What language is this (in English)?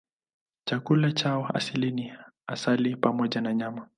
Swahili